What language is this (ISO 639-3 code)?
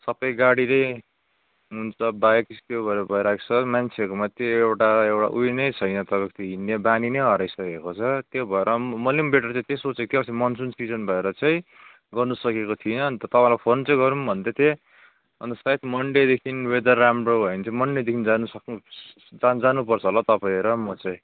nep